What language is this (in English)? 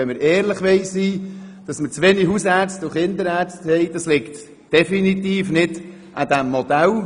Swiss German